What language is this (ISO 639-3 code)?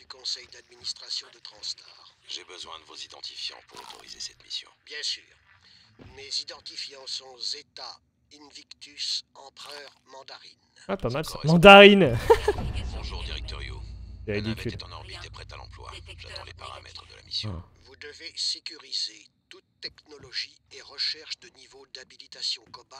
fra